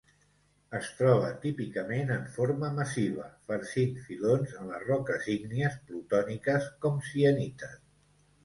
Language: Catalan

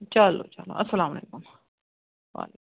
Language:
Kashmiri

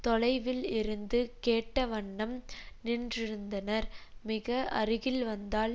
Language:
Tamil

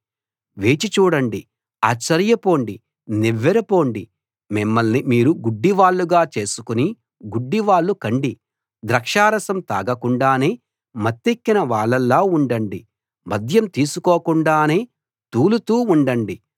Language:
Telugu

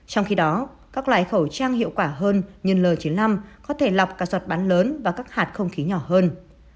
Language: Vietnamese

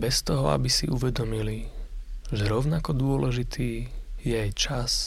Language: Slovak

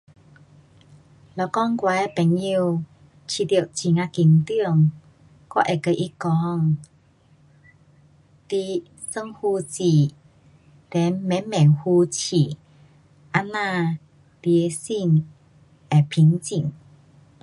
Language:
Pu-Xian Chinese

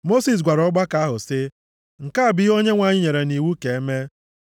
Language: Igbo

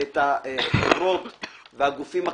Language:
Hebrew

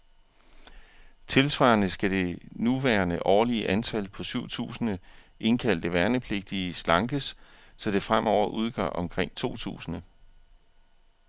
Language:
Danish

